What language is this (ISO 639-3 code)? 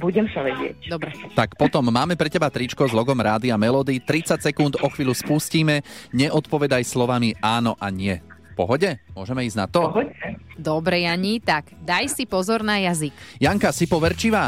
slk